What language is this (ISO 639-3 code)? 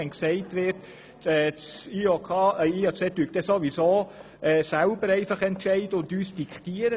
gsw